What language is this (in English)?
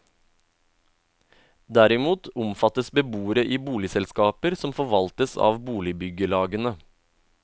Norwegian